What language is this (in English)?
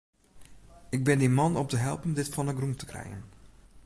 Western Frisian